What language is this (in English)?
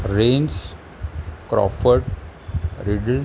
Marathi